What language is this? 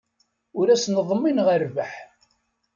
Kabyle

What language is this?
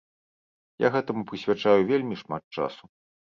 Belarusian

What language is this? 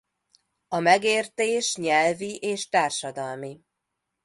Hungarian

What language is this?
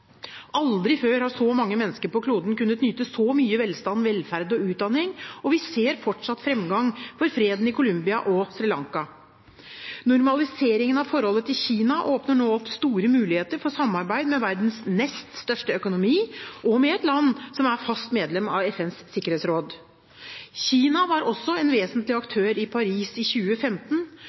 Norwegian Bokmål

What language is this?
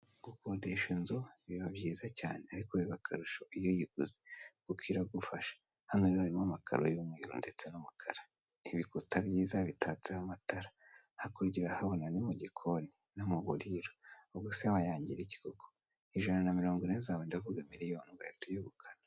Kinyarwanda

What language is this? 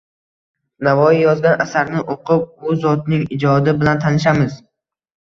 Uzbek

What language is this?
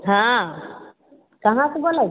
Maithili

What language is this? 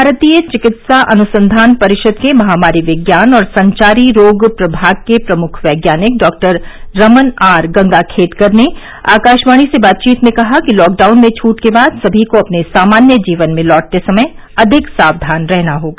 Hindi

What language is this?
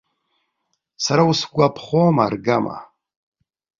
Abkhazian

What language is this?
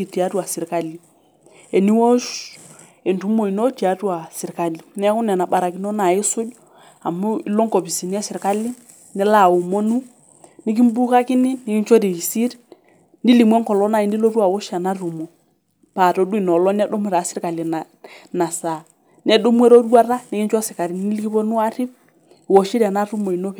Masai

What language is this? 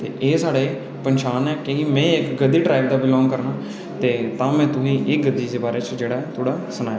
Dogri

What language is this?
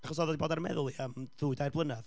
Welsh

